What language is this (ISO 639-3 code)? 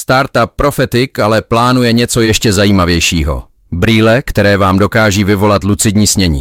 ces